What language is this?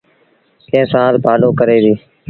Sindhi Bhil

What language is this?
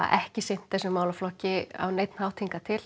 Icelandic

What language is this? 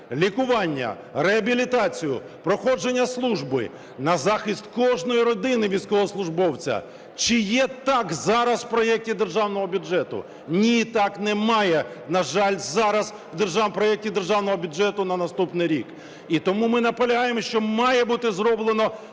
Ukrainian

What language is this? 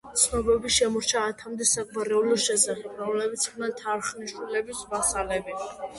Georgian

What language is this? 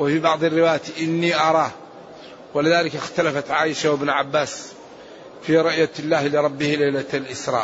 Arabic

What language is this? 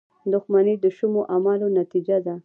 Pashto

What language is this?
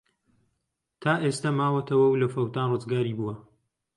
Central Kurdish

